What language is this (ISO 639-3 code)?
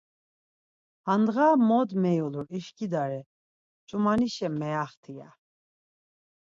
lzz